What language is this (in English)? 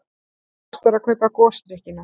Icelandic